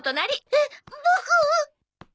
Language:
Japanese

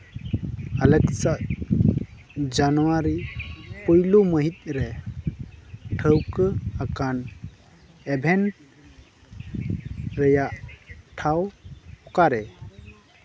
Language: Santali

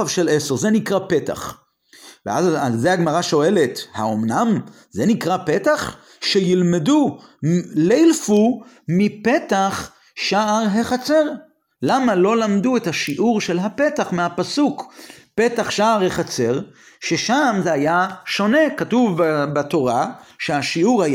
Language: Hebrew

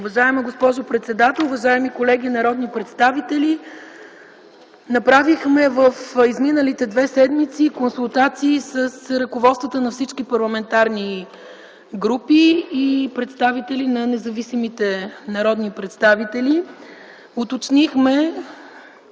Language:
Bulgarian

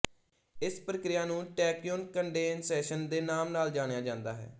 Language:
Punjabi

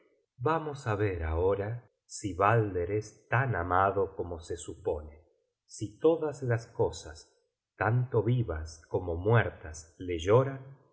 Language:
Spanish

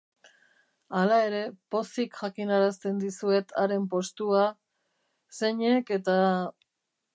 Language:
Basque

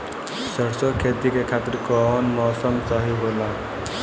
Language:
Bhojpuri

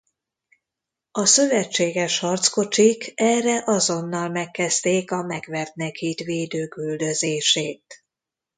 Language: Hungarian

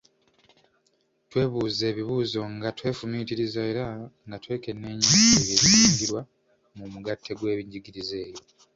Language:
Ganda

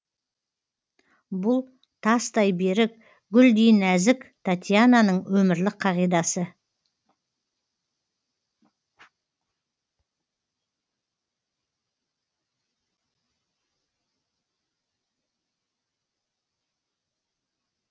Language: Kazakh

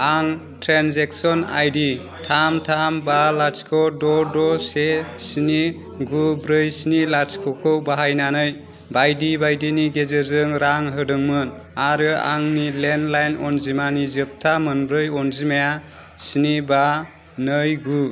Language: Bodo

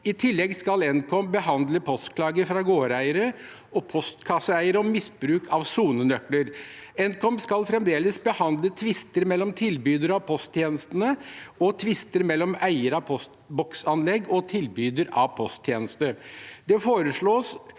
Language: Norwegian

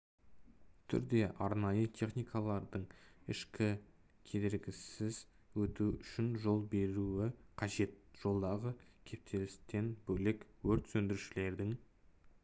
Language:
Kazakh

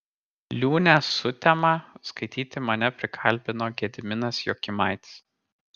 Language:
Lithuanian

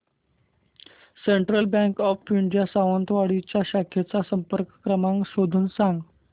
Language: Marathi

